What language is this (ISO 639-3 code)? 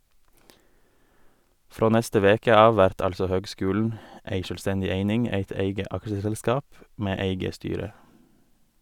nor